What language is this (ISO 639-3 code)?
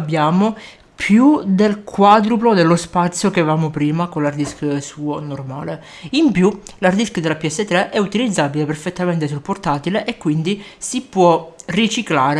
ita